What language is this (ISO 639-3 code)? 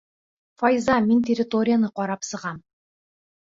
bak